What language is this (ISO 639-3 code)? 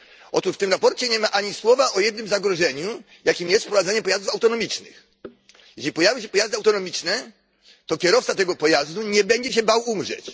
pol